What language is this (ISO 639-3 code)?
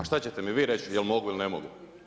hrv